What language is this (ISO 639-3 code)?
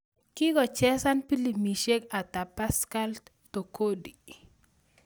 kln